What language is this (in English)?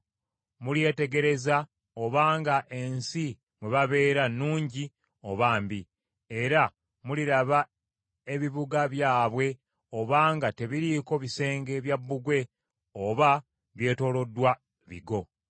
Ganda